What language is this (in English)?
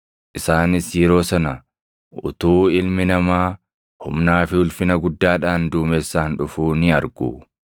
Oromo